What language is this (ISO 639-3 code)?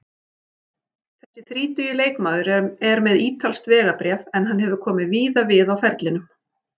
isl